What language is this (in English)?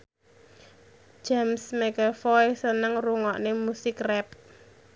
Javanese